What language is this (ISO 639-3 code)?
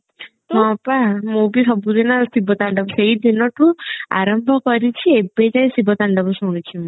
ori